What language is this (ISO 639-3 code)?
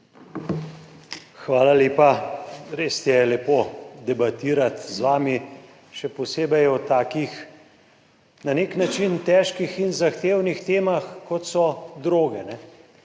slv